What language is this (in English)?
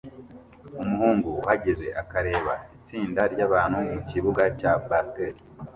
Kinyarwanda